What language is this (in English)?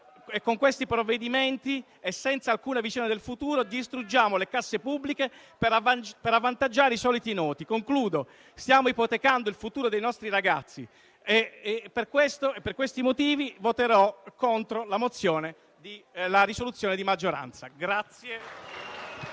Italian